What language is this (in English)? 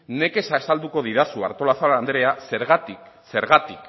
Basque